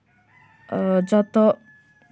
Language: Santali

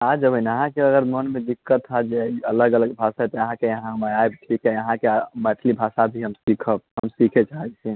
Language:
Maithili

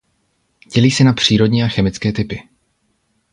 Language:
Czech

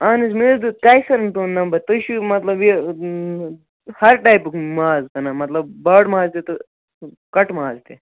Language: Kashmiri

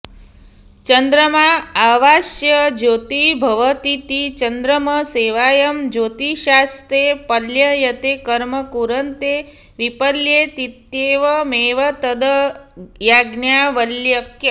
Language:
Sanskrit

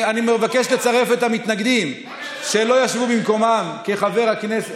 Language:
Hebrew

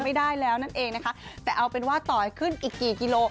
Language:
Thai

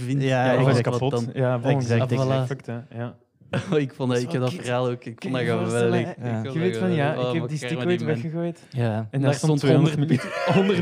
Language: Dutch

